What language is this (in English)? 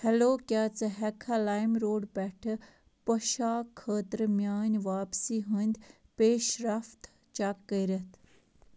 Kashmiri